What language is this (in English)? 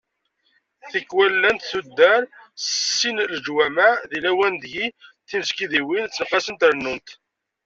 Kabyle